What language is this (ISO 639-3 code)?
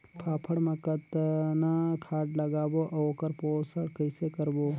hne